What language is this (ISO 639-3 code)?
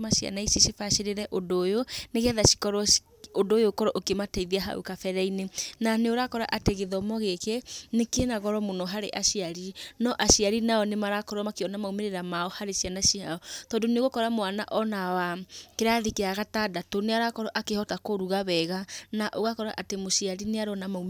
kik